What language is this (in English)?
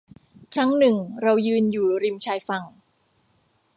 Thai